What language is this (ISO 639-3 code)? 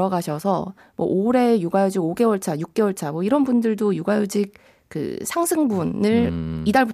kor